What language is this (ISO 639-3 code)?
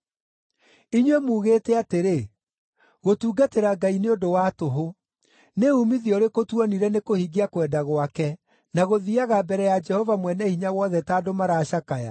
kik